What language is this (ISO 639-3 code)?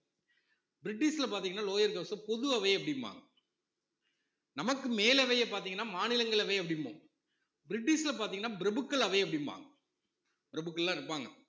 tam